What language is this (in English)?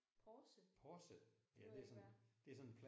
Danish